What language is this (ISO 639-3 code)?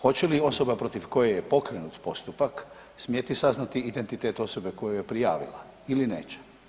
hrv